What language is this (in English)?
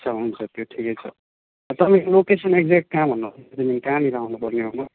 Nepali